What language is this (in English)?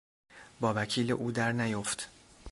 Persian